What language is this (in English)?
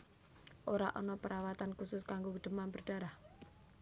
Javanese